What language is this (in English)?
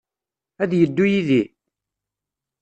Kabyle